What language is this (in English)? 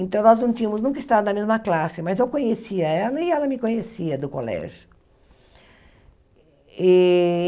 Portuguese